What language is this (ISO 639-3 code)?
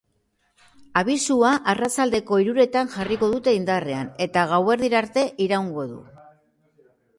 eus